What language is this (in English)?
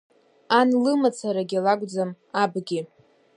Abkhazian